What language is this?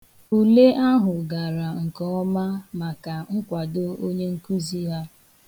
Igbo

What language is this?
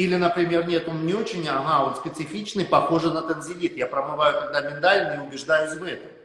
Russian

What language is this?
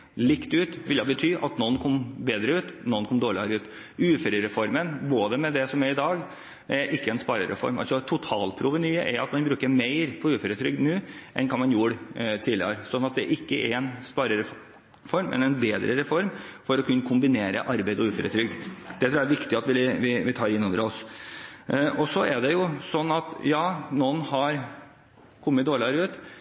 Norwegian Bokmål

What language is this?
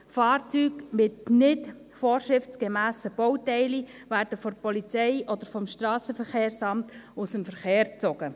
Swiss German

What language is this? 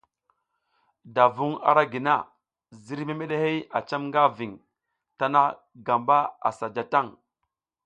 South Giziga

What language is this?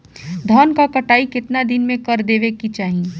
Bhojpuri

